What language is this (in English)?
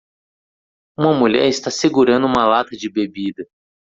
Portuguese